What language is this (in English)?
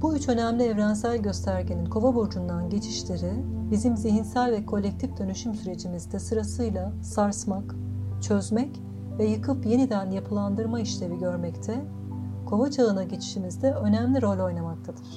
Turkish